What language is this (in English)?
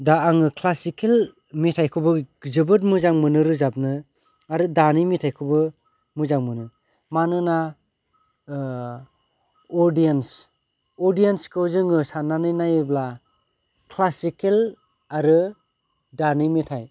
Bodo